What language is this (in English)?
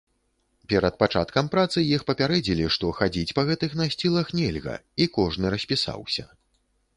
Belarusian